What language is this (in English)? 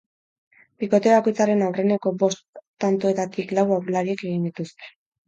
Basque